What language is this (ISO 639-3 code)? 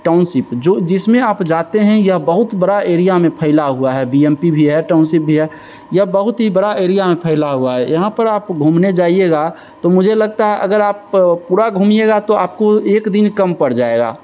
hin